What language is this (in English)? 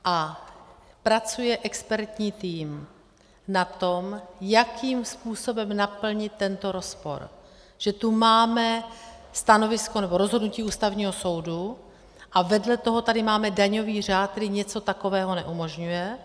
Czech